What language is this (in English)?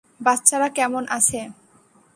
Bangla